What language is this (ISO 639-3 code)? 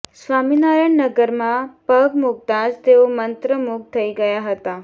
guj